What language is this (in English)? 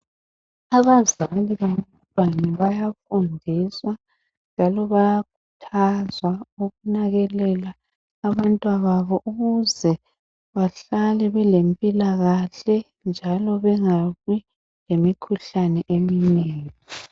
North Ndebele